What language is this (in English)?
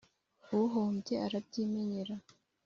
Kinyarwanda